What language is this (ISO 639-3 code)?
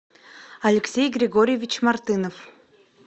rus